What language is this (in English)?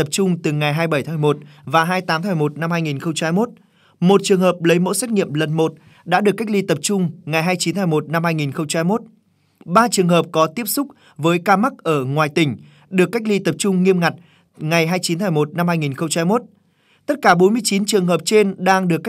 Vietnamese